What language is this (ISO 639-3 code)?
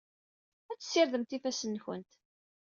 kab